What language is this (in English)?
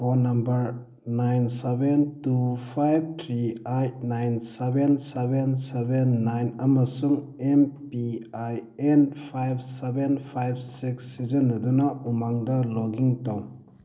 Manipuri